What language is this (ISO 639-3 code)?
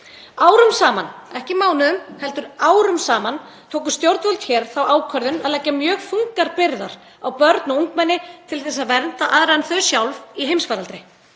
isl